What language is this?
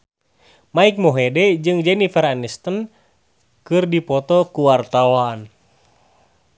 Sundanese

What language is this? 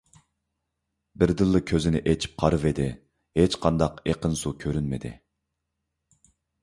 Uyghur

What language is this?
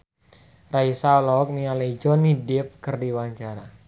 Sundanese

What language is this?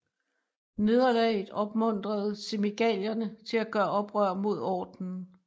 Danish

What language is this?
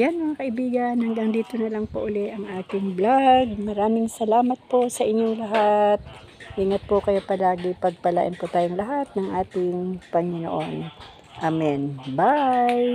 Filipino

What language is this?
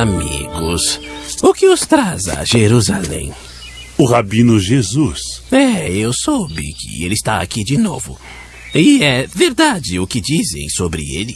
Portuguese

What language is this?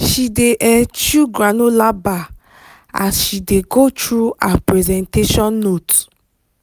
Nigerian Pidgin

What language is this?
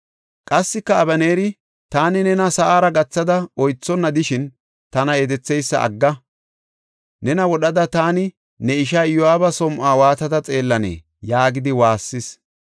Gofa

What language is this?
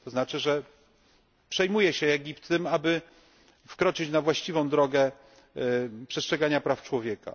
Polish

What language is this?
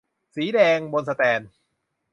Thai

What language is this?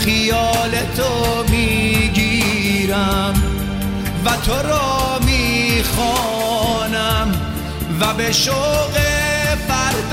Persian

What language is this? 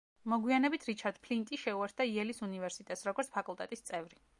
Georgian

